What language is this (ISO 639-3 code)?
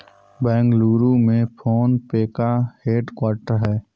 hin